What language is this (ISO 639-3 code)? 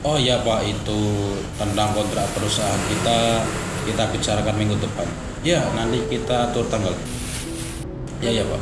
ind